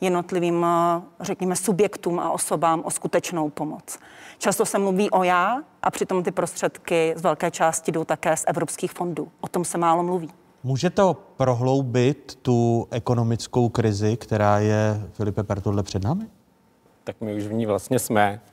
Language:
Czech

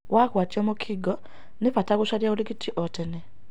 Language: Kikuyu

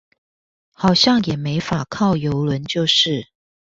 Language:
Chinese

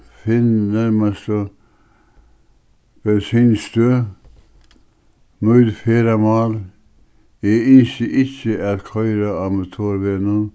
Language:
Faroese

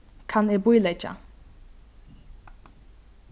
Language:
Faroese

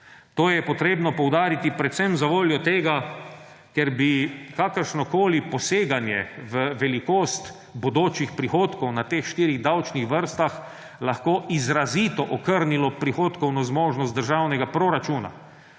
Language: Slovenian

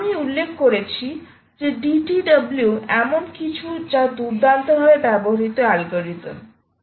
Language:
Bangla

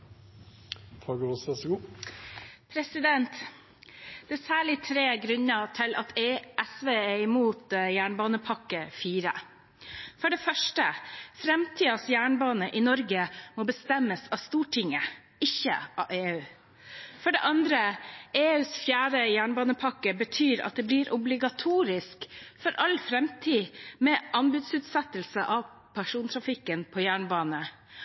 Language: Norwegian Bokmål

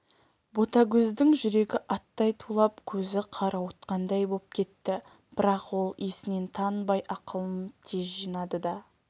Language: Kazakh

